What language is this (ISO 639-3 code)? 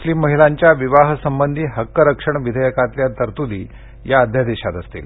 mar